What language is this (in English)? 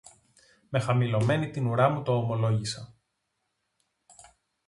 Greek